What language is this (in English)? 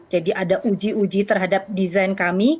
Indonesian